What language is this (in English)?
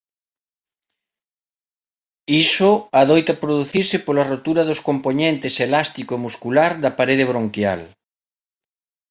Galician